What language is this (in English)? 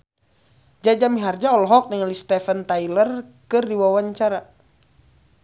Sundanese